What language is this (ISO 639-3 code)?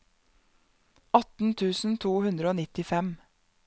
nor